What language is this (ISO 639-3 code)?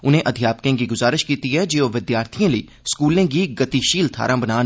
doi